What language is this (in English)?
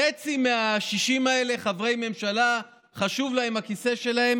Hebrew